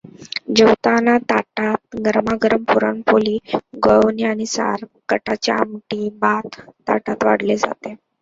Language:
Marathi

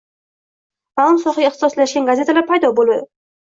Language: Uzbek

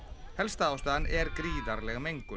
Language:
Icelandic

